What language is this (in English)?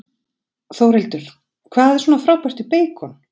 Icelandic